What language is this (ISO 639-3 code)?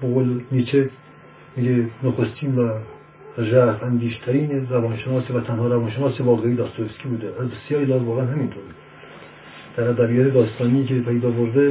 fas